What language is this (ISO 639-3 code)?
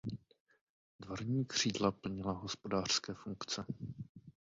ces